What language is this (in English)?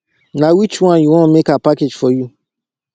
Nigerian Pidgin